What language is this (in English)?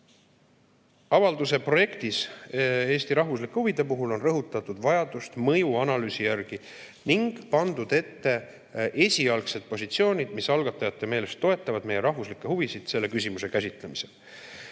Estonian